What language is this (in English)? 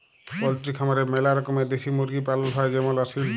Bangla